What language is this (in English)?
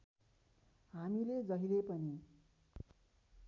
Nepali